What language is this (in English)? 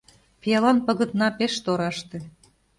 Mari